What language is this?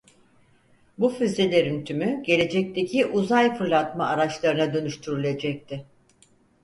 Turkish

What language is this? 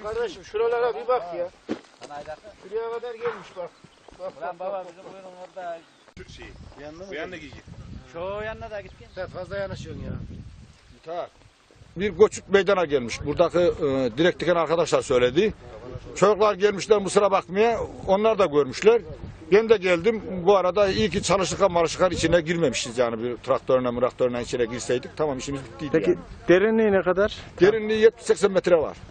Turkish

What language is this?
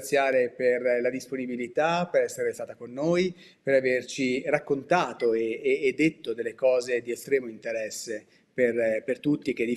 Italian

